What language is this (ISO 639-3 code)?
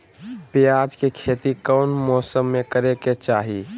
mag